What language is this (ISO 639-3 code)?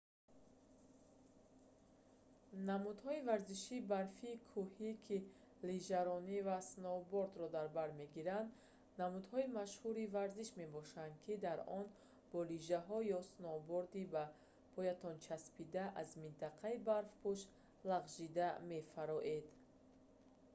tgk